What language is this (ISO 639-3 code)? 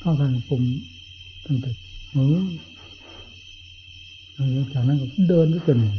tha